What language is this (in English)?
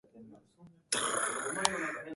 Japanese